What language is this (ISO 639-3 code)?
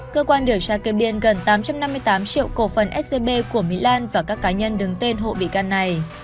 vie